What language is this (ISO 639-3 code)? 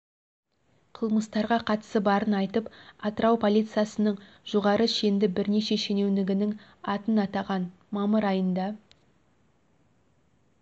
kaz